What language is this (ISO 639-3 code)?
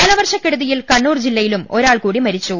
mal